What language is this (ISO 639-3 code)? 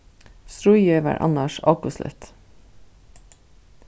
fao